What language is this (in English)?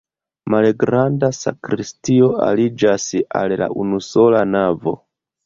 Esperanto